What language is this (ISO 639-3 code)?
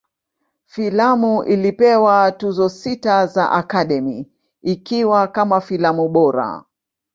swa